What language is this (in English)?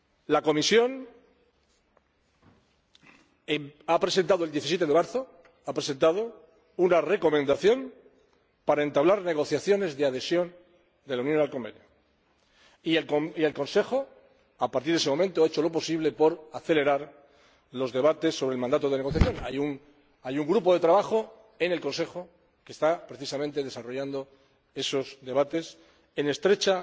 Spanish